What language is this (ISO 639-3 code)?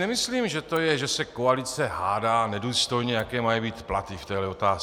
ces